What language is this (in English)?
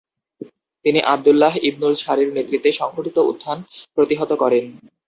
Bangla